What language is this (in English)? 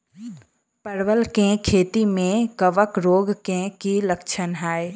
Maithili